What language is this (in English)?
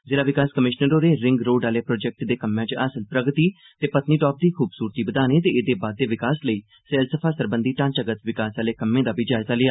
Dogri